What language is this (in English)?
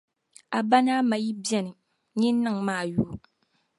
Dagbani